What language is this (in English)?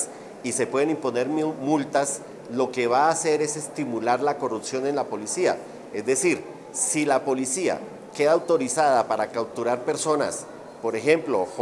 Spanish